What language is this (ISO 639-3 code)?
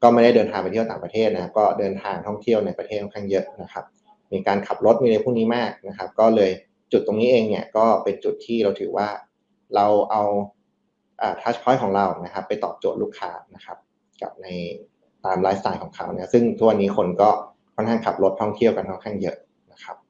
tha